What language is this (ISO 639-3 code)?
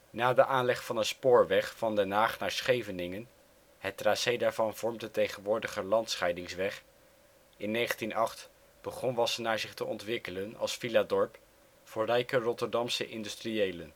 nld